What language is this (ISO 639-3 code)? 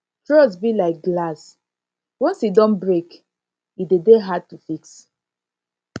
pcm